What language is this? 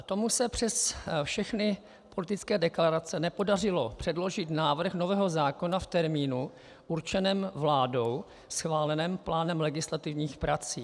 Czech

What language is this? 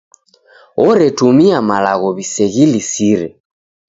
Taita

